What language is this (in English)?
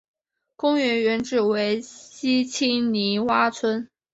Chinese